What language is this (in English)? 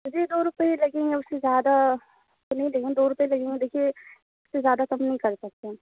Urdu